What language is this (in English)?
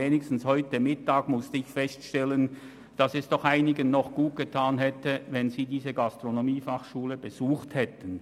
Swiss German